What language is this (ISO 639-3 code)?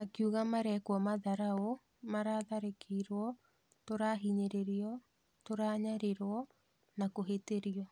kik